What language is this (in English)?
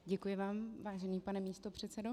Czech